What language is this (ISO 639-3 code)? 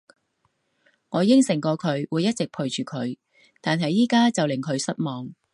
yue